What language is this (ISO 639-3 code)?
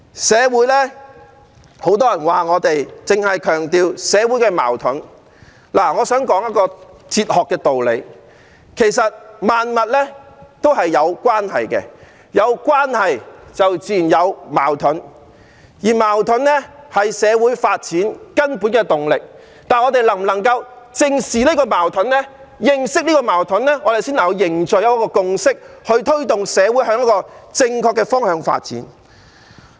yue